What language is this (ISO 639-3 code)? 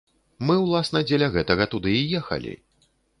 bel